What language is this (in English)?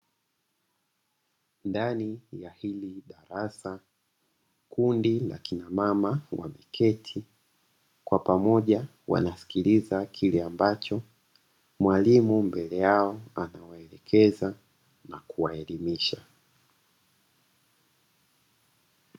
Swahili